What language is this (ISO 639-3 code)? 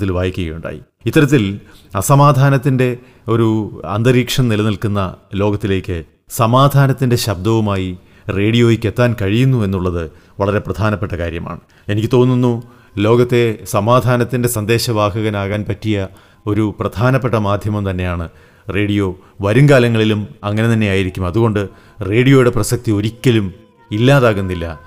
mal